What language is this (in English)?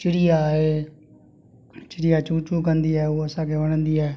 Sindhi